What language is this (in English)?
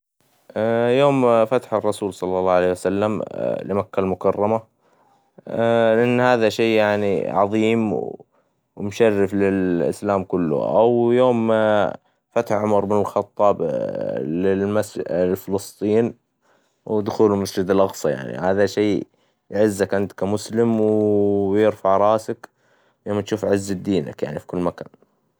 Hijazi Arabic